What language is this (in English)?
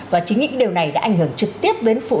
Vietnamese